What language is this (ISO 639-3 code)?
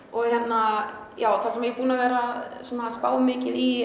isl